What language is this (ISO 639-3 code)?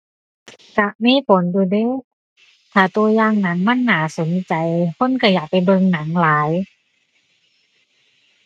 tha